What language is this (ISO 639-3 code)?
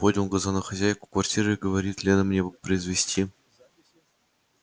rus